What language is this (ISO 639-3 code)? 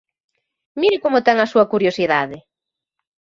glg